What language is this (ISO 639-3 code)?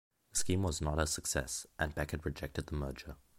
eng